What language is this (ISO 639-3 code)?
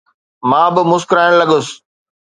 snd